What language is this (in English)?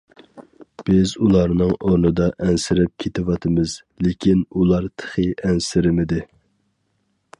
Uyghur